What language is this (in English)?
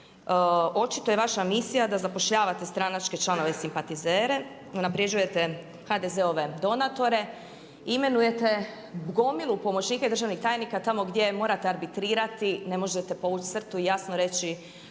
Croatian